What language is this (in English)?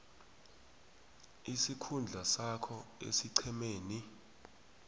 South Ndebele